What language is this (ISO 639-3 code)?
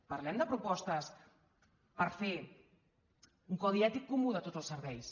cat